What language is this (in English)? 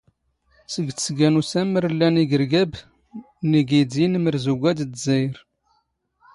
Standard Moroccan Tamazight